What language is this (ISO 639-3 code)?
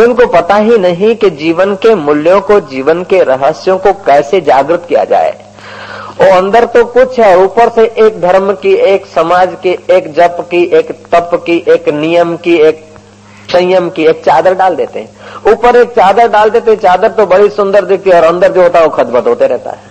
hin